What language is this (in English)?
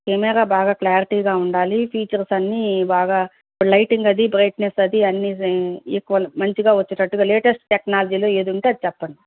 Telugu